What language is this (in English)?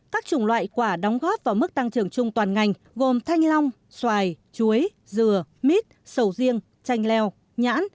Vietnamese